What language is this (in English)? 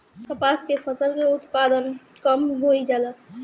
Bhojpuri